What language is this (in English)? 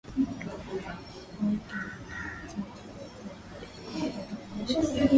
Swahili